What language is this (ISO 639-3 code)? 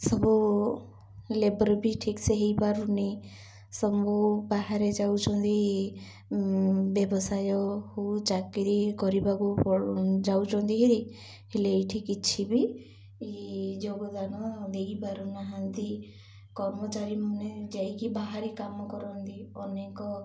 ori